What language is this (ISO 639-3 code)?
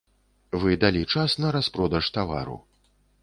bel